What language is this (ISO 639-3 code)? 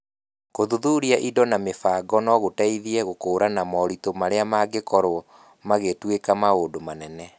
kik